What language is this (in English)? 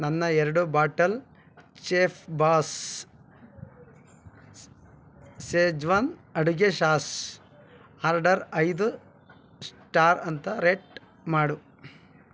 Kannada